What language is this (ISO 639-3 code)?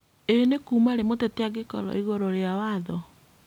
kik